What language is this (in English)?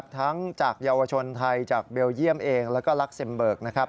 Thai